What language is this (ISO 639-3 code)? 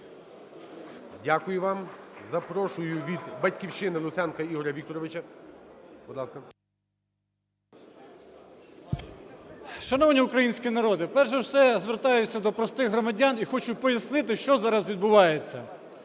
ukr